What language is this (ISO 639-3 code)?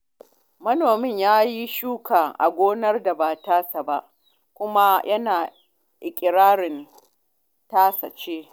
hau